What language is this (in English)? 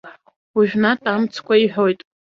Abkhazian